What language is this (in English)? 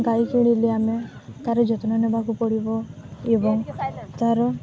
Odia